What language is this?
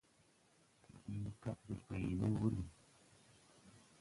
Tupuri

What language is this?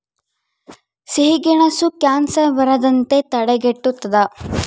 Kannada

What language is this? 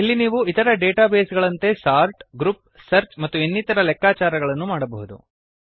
Kannada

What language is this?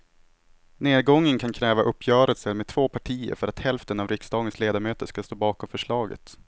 Swedish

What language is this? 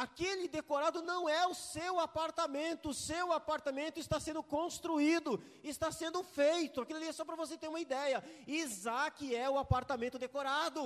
Portuguese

